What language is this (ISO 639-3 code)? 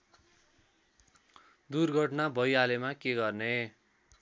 nep